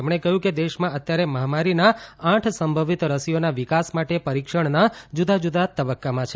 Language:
Gujarati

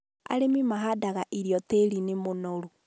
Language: Kikuyu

